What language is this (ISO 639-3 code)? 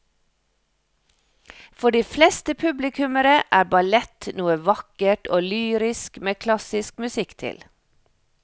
nor